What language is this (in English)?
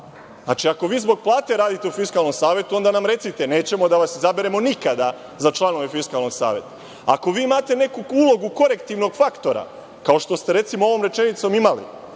Serbian